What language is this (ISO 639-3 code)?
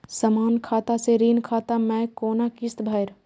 mai